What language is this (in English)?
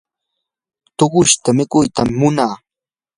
Yanahuanca Pasco Quechua